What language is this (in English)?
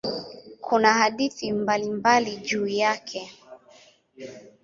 Swahili